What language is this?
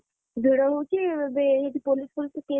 Odia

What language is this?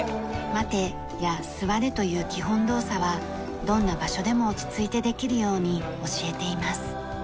Japanese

